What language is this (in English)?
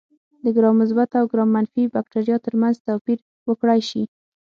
Pashto